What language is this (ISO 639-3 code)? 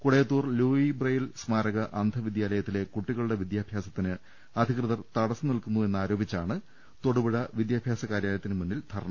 mal